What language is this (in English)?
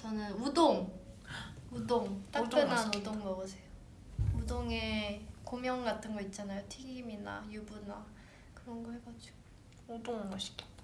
Korean